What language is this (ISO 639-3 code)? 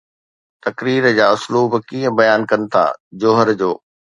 snd